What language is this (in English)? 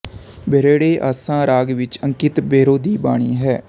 Punjabi